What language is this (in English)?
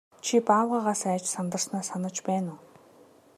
Mongolian